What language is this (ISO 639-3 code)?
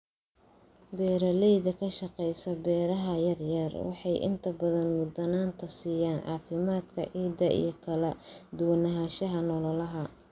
som